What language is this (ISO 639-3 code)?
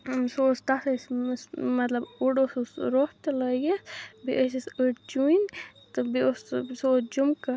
kas